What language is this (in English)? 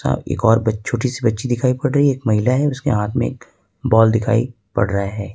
Hindi